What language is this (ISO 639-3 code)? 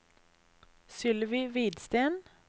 nor